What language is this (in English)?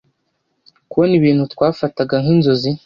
Kinyarwanda